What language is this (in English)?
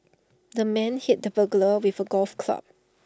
English